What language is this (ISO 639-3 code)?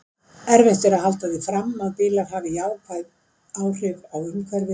isl